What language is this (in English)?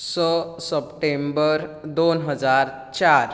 Konkani